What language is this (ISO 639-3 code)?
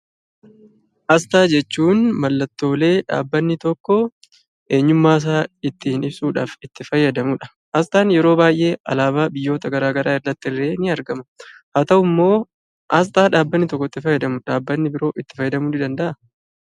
orm